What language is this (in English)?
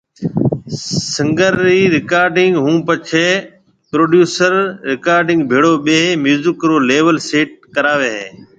Marwari (Pakistan)